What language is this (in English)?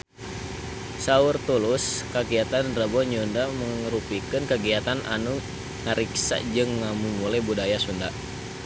Sundanese